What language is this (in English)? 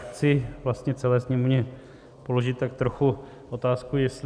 Czech